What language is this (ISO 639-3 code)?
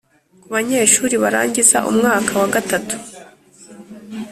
kin